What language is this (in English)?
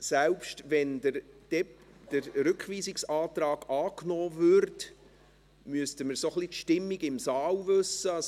Swiss German